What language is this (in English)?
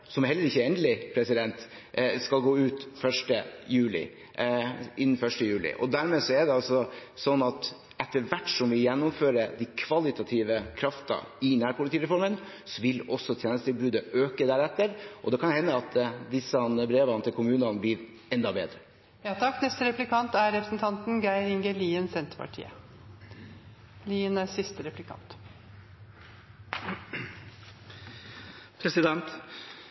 Norwegian